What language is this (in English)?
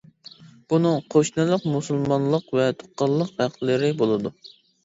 Uyghur